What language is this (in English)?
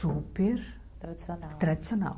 Portuguese